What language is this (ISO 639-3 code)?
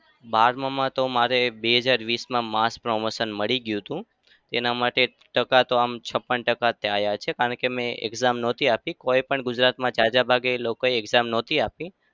guj